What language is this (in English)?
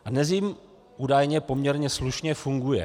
Czech